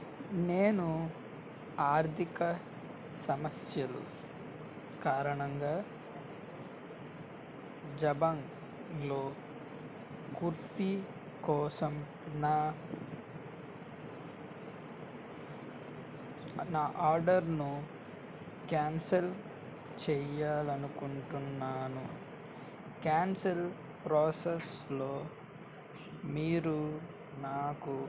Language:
Telugu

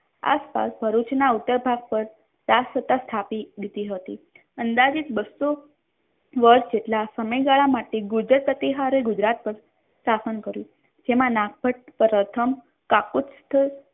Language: Gujarati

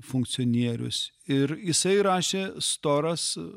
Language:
Lithuanian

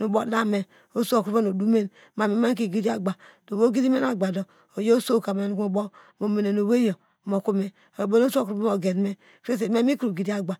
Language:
Degema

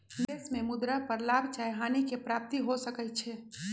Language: Magahi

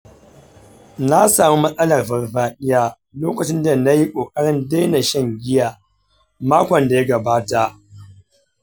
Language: Hausa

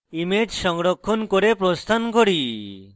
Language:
Bangla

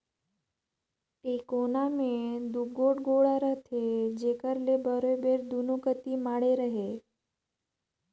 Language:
Chhattisgarhi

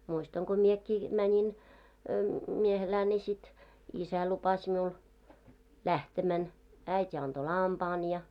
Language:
Finnish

